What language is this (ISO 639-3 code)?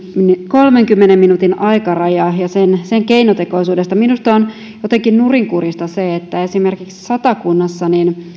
fin